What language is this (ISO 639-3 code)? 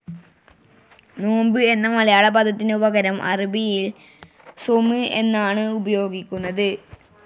mal